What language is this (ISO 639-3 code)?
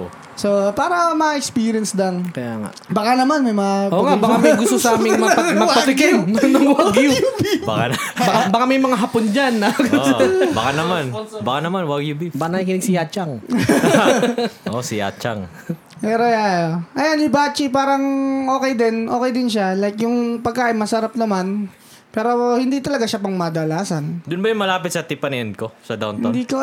fil